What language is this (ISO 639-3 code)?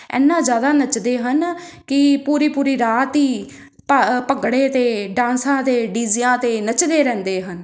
pan